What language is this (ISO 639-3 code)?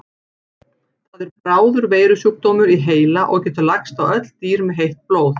isl